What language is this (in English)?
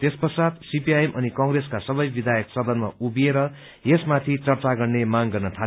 Nepali